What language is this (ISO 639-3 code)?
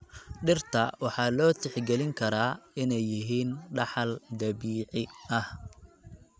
som